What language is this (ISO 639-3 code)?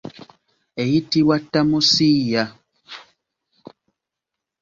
lug